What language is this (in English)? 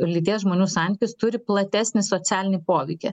Lithuanian